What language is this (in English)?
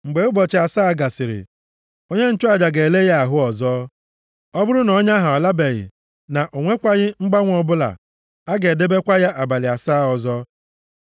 Igbo